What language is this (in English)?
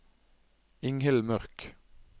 Norwegian